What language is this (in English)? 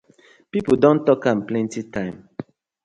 Nigerian Pidgin